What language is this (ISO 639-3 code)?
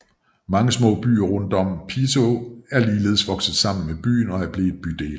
dan